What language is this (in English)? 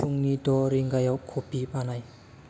Bodo